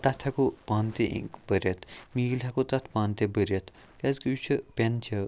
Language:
Kashmiri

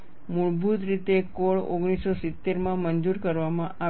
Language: Gujarati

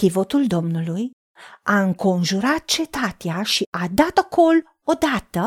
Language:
Romanian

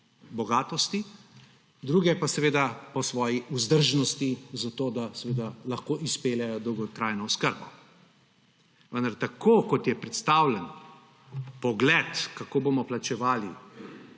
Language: Slovenian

